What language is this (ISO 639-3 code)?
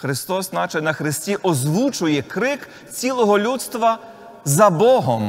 ukr